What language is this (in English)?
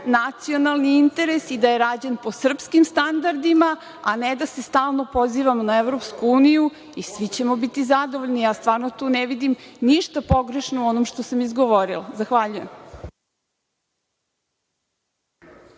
Serbian